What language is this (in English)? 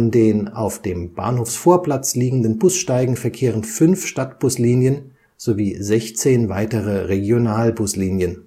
German